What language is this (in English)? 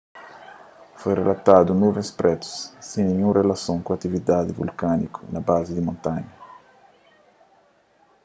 Kabuverdianu